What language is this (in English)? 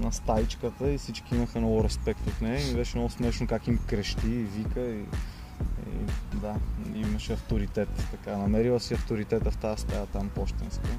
Bulgarian